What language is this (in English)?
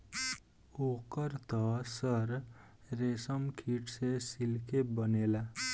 Bhojpuri